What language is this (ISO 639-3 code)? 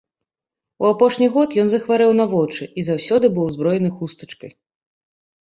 bel